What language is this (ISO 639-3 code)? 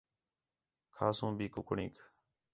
xhe